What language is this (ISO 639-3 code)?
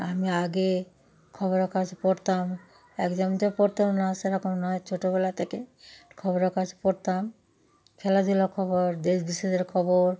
ben